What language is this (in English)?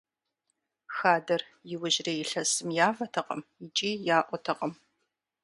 Kabardian